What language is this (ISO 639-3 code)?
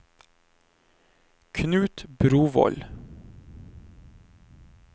nor